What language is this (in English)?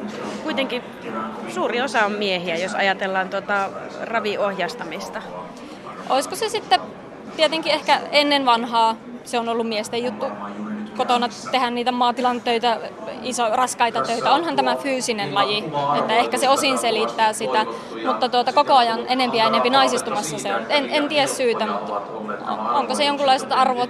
Finnish